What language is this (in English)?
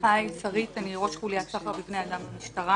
Hebrew